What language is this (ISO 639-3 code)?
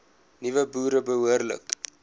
afr